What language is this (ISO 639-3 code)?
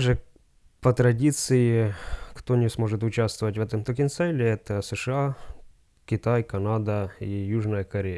rus